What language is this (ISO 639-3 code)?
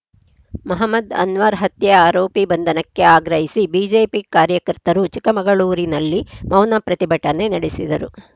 kan